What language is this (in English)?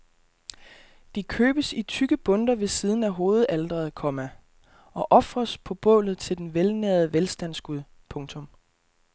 Danish